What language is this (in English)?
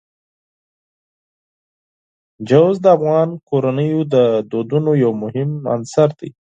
Pashto